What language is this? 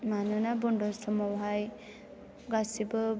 Bodo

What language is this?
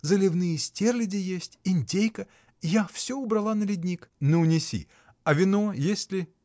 Russian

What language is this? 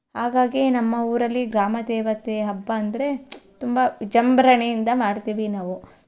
Kannada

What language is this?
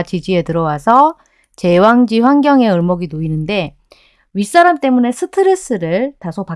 Korean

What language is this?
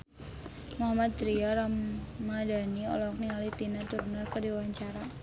Sundanese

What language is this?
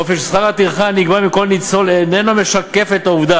Hebrew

